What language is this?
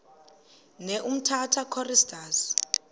Xhosa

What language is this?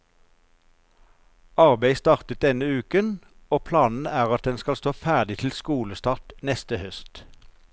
Norwegian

